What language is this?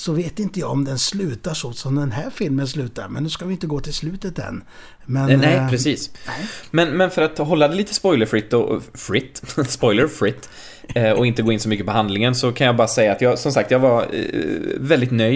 Swedish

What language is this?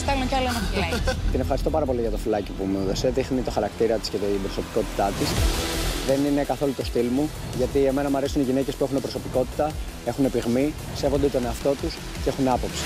Greek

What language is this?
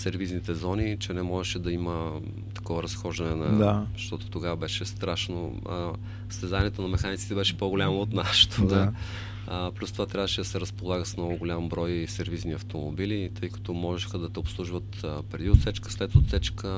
Bulgarian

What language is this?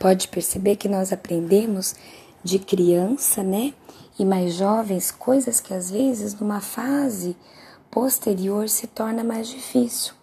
Portuguese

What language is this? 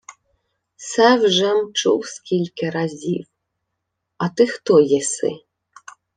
Ukrainian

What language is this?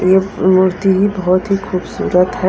Hindi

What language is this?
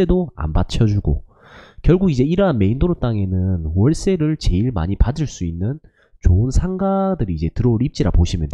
Korean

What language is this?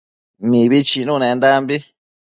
Matsés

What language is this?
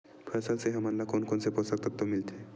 Chhattisgarhi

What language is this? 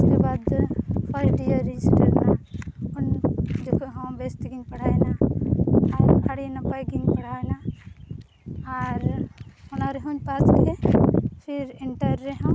Santali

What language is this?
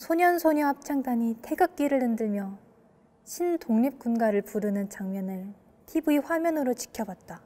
Korean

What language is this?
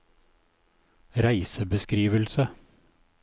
Norwegian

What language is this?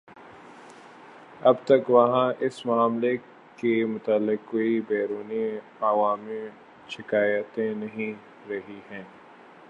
Urdu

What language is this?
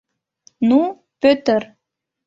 Mari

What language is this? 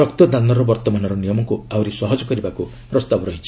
Odia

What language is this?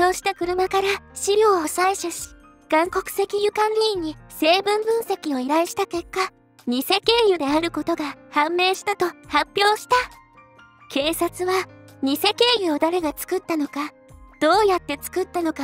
Japanese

